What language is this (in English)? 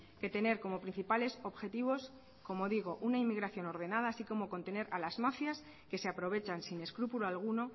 Spanish